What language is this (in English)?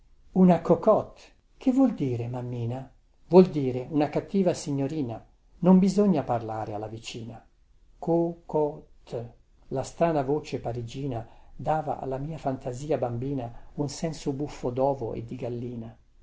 Italian